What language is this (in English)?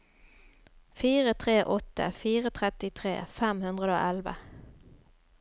Norwegian